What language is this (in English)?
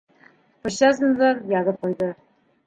Bashkir